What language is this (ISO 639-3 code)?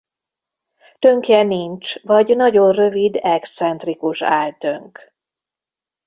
hun